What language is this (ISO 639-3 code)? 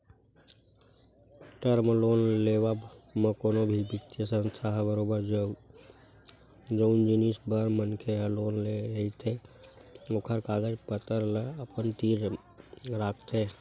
hne